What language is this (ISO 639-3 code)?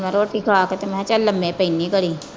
pan